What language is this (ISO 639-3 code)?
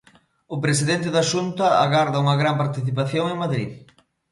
glg